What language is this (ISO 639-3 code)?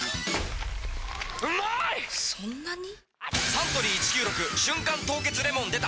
jpn